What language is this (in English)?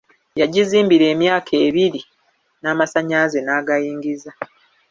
Ganda